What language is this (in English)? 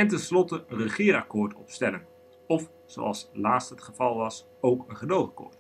Dutch